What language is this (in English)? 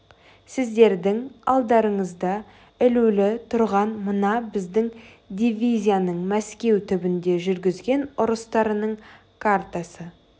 Kazakh